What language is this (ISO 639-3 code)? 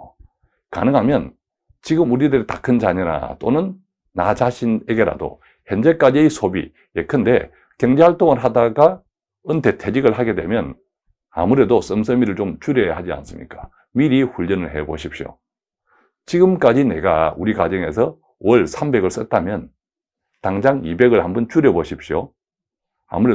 kor